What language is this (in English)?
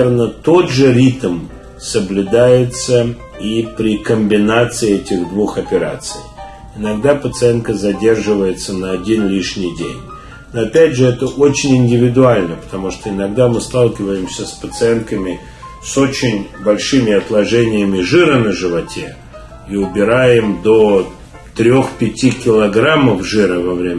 Russian